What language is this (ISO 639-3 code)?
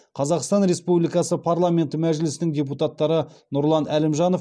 kaz